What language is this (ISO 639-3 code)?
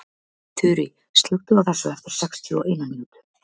isl